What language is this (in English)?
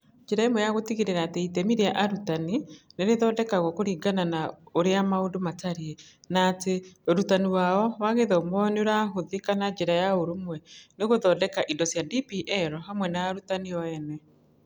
Kikuyu